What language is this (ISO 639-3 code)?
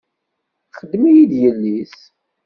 kab